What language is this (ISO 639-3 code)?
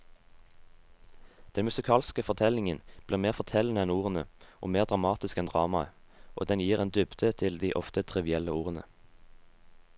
nor